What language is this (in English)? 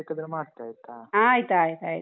Kannada